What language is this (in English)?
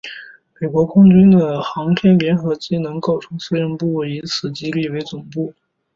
Chinese